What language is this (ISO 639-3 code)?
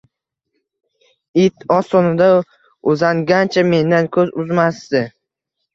uzb